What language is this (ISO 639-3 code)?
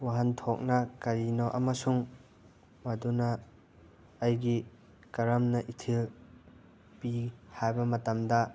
mni